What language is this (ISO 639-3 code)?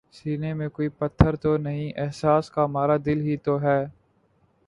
urd